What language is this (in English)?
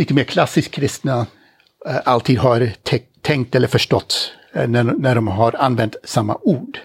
Swedish